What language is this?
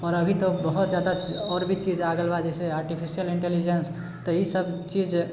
Maithili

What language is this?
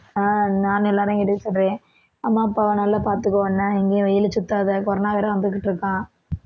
Tamil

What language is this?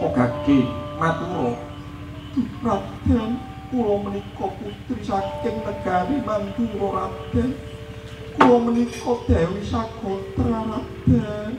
Indonesian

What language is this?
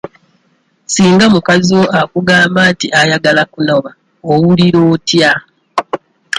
Ganda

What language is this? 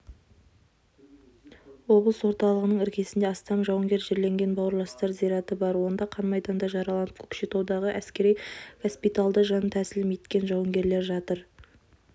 Kazakh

